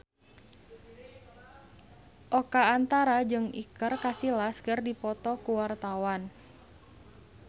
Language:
Sundanese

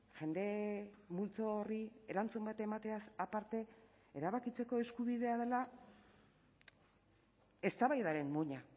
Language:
Basque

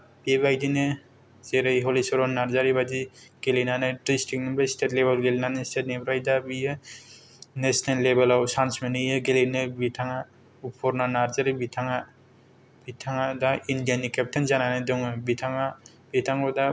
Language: Bodo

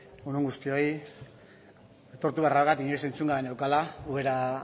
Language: Basque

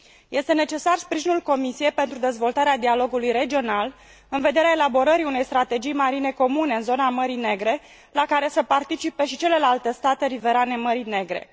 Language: Romanian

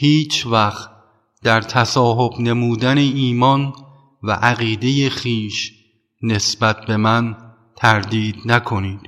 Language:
Persian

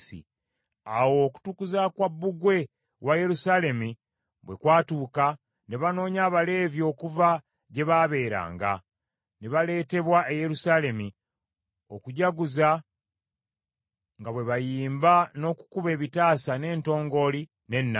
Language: Ganda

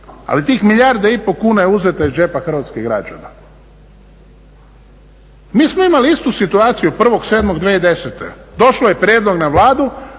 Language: Croatian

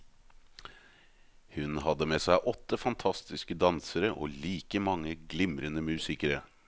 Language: Norwegian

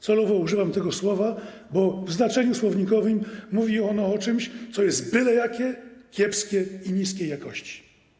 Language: Polish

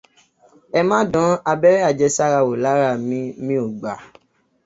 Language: Yoruba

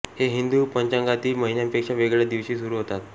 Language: Marathi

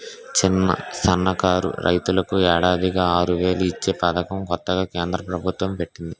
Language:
Telugu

